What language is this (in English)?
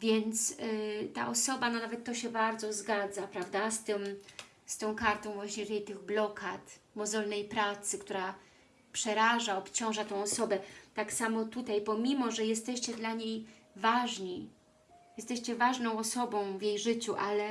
Polish